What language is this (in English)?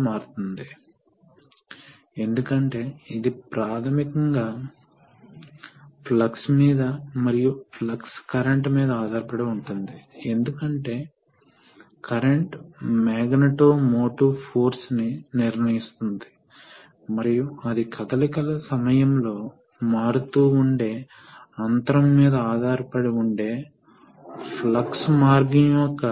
Telugu